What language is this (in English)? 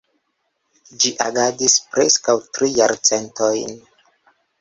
Esperanto